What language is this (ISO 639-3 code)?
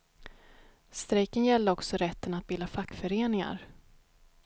swe